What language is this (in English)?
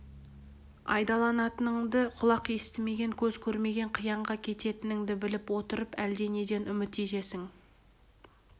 Kazakh